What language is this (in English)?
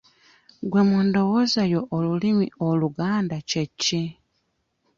Ganda